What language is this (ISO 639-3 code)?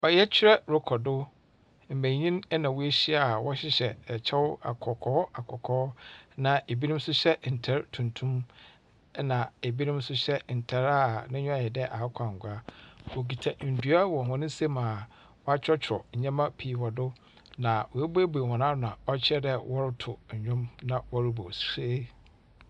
aka